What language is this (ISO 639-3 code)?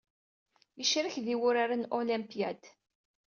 kab